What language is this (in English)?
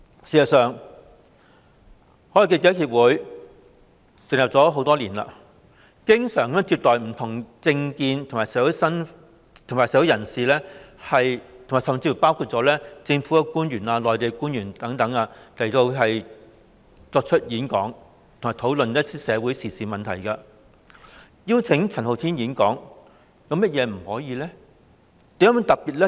Cantonese